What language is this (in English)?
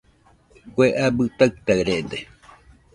Nüpode Huitoto